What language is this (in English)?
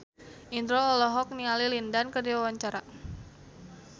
Sundanese